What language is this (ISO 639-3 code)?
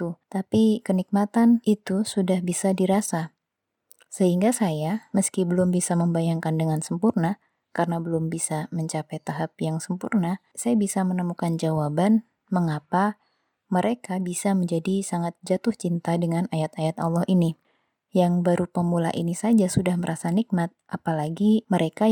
ind